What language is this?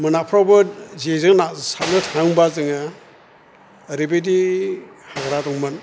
Bodo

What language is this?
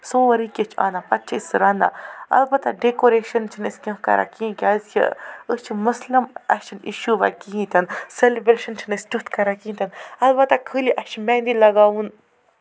Kashmiri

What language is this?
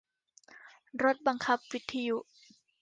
Thai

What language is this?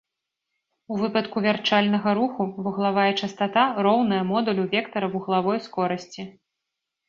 Belarusian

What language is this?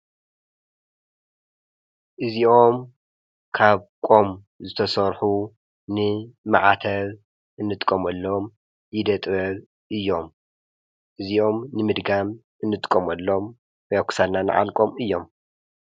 Tigrinya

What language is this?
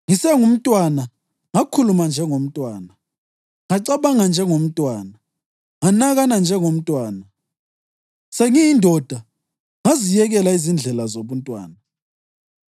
North Ndebele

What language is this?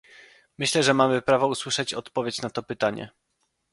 Polish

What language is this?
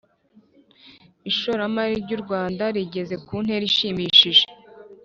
Kinyarwanda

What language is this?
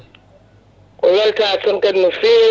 Fula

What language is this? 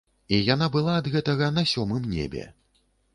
Belarusian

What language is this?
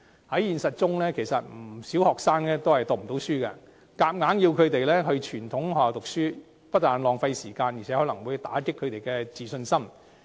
Cantonese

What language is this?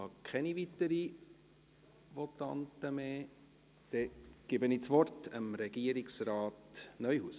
Swiss German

